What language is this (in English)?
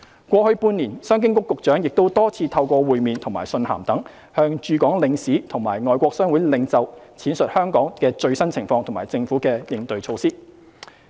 Cantonese